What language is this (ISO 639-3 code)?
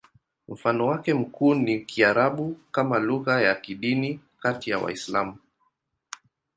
swa